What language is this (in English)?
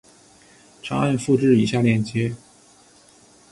Chinese